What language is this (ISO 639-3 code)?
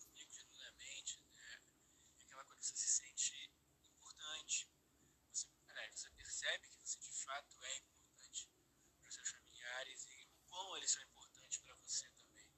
por